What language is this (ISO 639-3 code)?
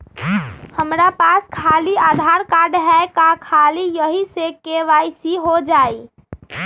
mag